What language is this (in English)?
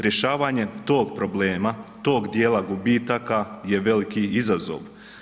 Croatian